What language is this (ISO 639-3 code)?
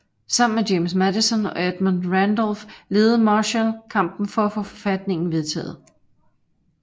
dan